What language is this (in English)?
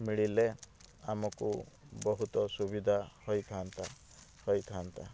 Odia